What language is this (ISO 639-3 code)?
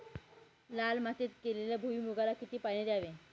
mar